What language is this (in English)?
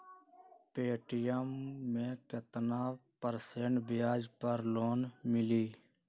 Magahi